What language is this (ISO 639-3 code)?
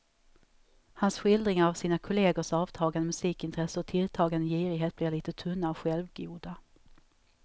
swe